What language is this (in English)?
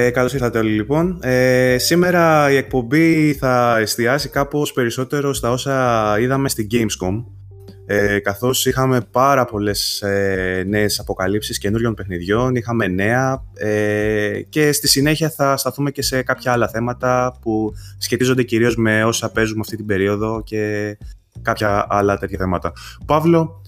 Greek